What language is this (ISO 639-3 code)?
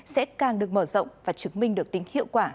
vie